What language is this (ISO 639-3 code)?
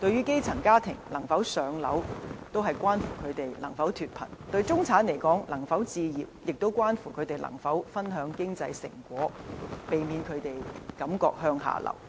yue